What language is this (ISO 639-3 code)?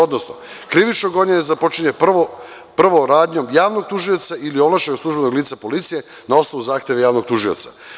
srp